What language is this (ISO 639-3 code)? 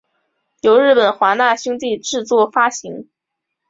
zho